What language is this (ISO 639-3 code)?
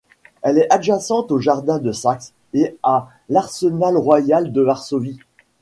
fra